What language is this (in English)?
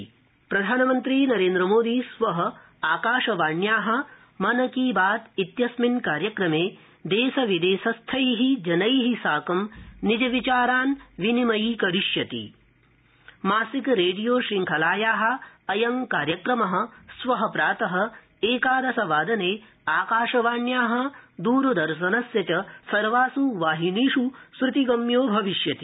Sanskrit